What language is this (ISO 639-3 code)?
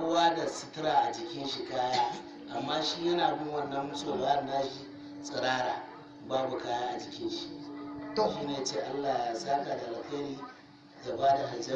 hau